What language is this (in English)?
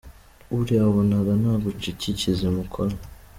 Kinyarwanda